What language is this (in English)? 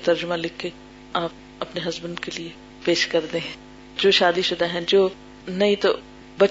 Urdu